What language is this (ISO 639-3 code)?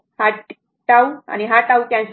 mar